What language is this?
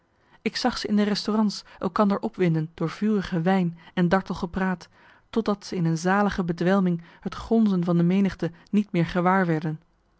Dutch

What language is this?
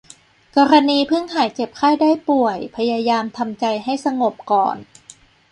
Thai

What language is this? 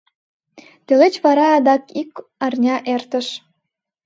Mari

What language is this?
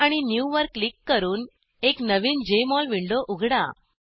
Marathi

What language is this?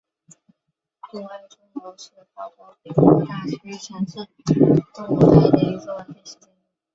Chinese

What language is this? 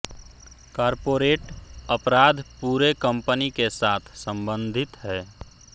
Hindi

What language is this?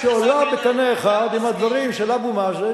Hebrew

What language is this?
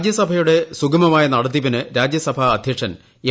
Malayalam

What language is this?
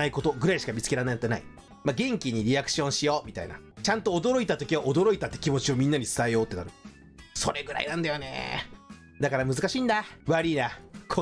Japanese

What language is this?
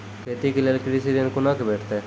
Maithili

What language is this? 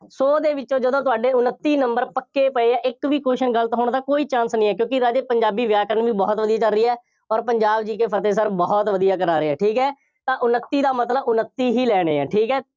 Punjabi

